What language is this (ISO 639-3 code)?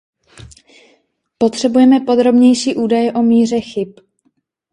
ces